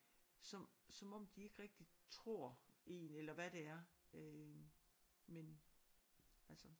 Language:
Danish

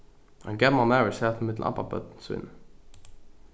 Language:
Faroese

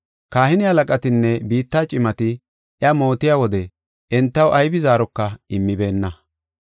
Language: Gofa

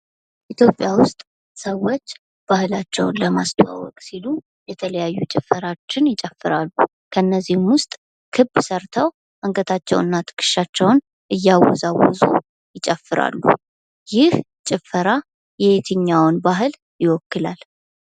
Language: Amharic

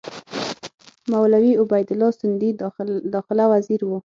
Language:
Pashto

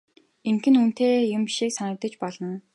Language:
Mongolian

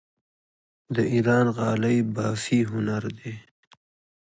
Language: Pashto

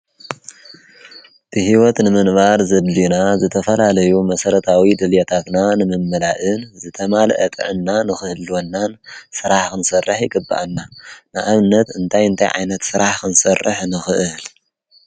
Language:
Tigrinya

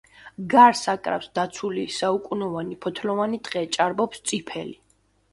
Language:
Georgian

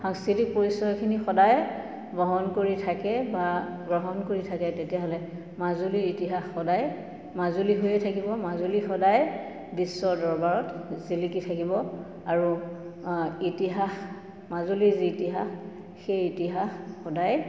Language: Assamese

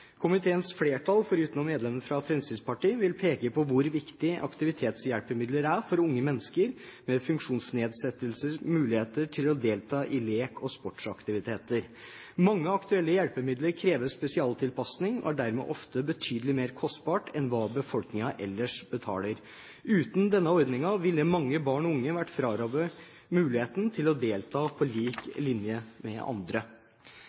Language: Norwegian Bokmål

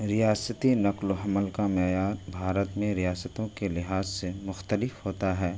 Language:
Urdu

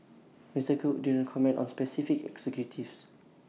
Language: English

